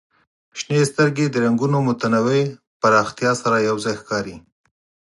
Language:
Pashto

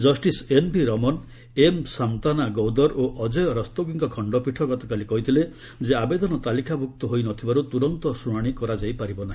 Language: Odia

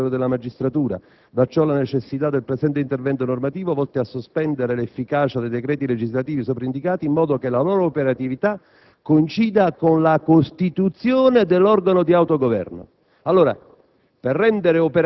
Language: Italian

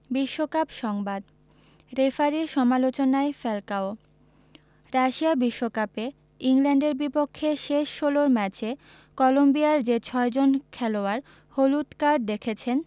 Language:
Bangla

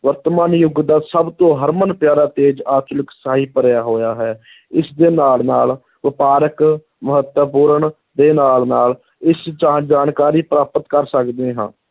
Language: Punjabi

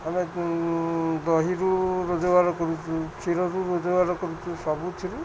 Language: Odia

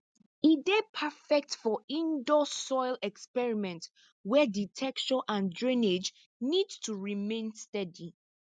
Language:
Nigerian Pidgin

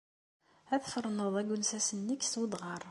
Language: Kabyle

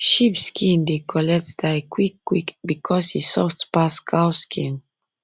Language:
Nigerian Pidgin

